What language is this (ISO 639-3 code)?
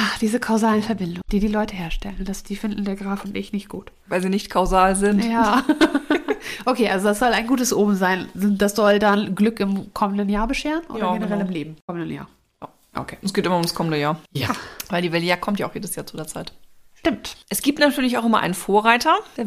deu